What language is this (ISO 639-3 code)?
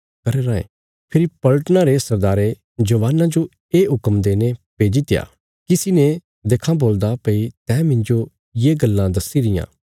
kfs